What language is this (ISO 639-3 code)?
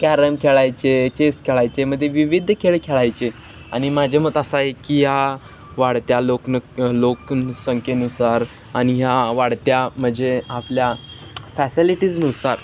mar